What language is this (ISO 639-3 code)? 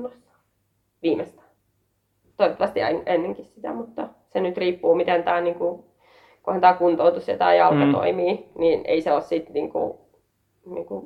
fin